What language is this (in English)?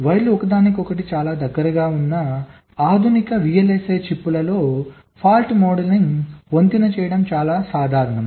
Telugu